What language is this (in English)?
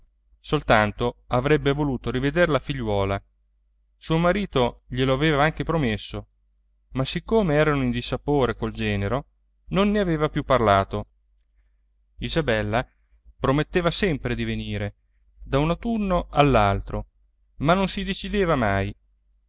Italian